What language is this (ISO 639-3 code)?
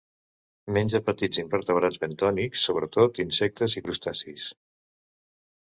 cat